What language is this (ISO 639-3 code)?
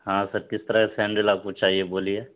urd